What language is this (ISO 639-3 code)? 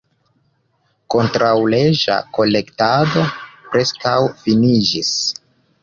epo